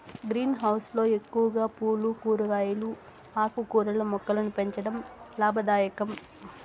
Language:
Telugu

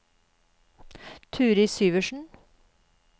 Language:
Norwegian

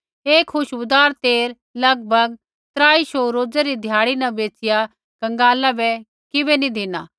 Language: Kullu Pahari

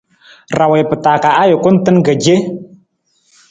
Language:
Nawdm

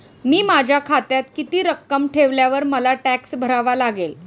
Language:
Marathi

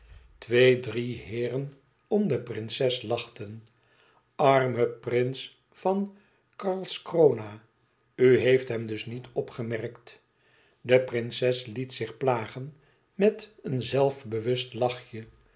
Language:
Dutch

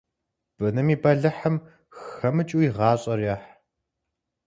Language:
Kabardian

